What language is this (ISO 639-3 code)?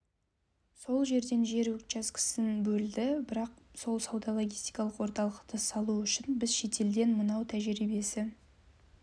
kaz